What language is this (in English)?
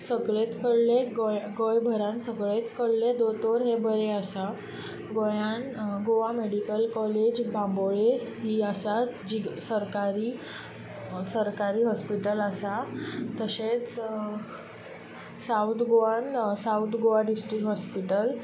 Konkani